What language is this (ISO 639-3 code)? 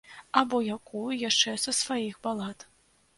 bel